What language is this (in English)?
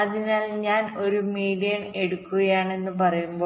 Malayalam